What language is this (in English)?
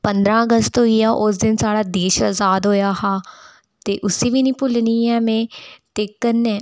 Dogri